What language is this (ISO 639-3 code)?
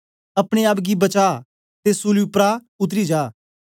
doi